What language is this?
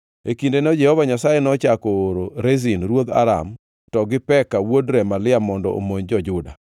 Luo (Kenya and Tanzania)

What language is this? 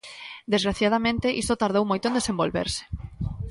Galician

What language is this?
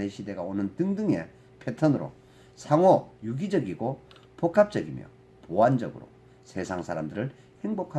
Korean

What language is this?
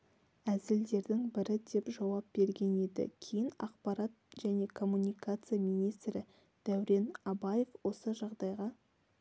Kazakh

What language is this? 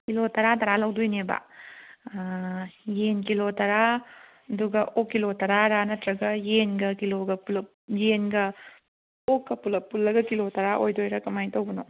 Manipuri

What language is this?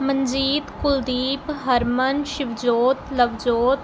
Punjabi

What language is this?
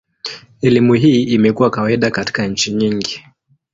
Swahili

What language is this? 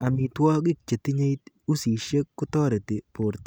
Kalenjin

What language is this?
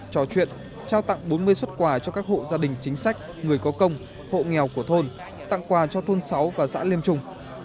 Vietnamese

